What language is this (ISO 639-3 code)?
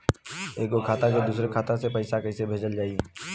bho